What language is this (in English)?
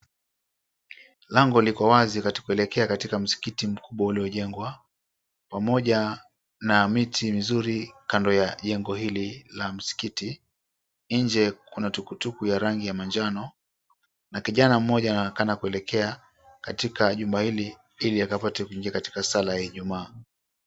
Swahili